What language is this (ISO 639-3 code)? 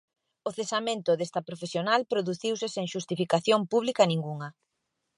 glg